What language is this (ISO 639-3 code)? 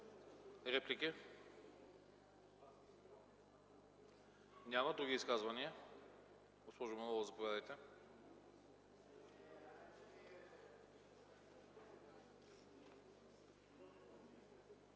bul